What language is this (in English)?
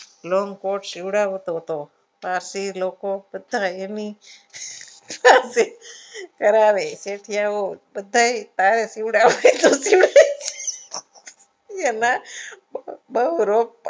Gujarati